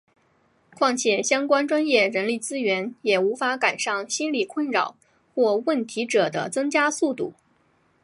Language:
Chinese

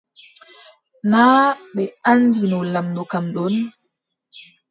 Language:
Adamawa Fulfulde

